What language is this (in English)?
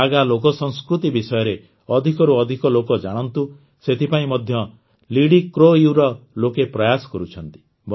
Odia